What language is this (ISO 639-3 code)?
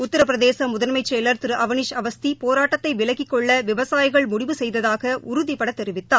tam